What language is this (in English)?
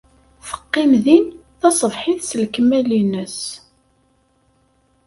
Kabyle